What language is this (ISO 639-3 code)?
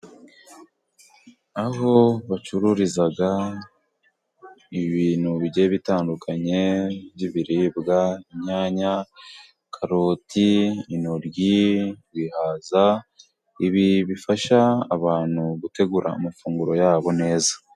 kin